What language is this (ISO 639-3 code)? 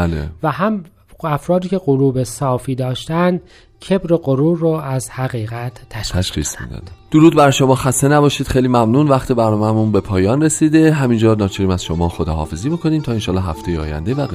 fas